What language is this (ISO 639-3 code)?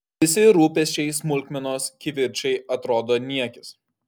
lit